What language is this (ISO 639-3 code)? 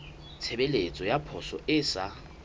sot